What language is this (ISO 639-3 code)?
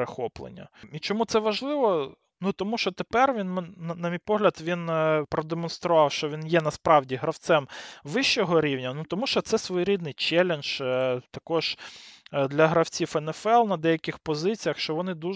ukr